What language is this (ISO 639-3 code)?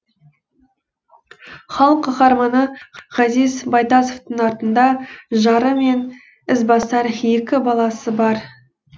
kaz